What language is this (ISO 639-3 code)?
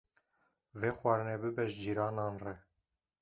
kur